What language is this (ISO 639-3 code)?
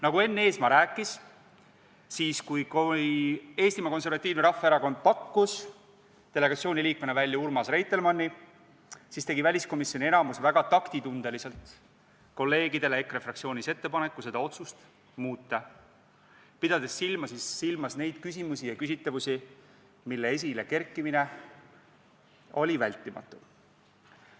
est